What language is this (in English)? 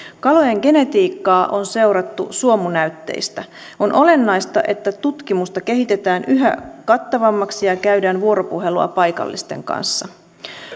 Finnish